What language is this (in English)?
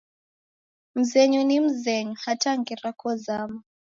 Taita